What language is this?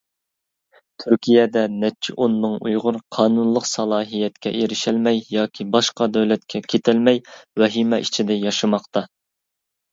Uyghur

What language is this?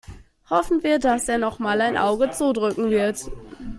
German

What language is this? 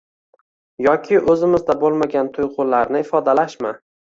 Uzbek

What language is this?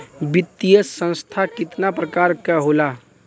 Bhojpuri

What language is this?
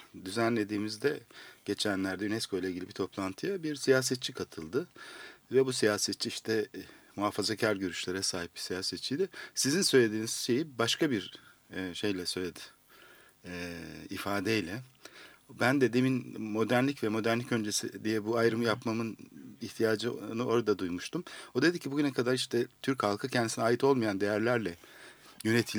Turkish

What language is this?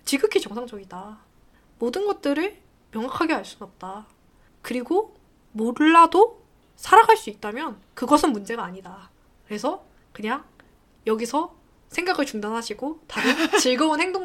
Korean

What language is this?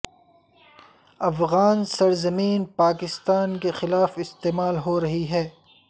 Urdu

